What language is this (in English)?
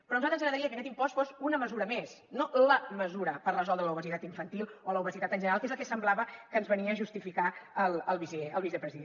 Catalan